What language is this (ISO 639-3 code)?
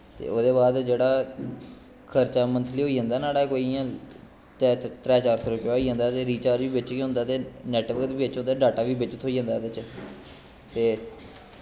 doi